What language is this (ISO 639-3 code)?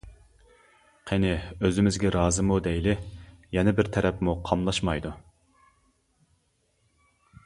uig